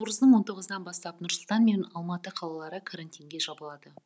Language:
Kazakh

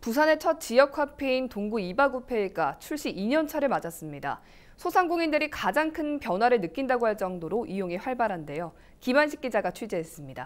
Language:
Korean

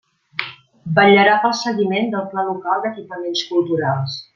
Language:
Catalan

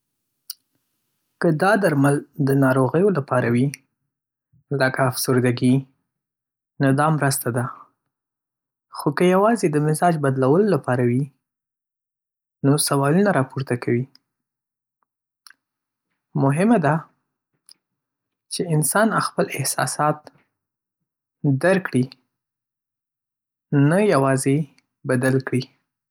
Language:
Pashto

